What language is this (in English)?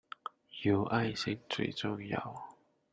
Chinese